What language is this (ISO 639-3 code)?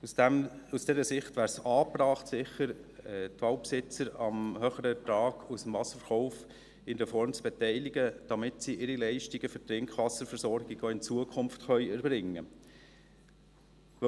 gsw